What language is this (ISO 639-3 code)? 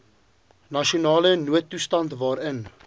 afr